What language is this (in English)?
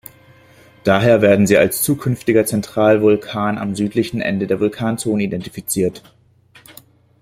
German